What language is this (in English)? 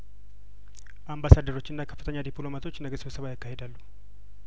Amharic